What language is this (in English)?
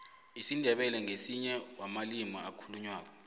South Ndebele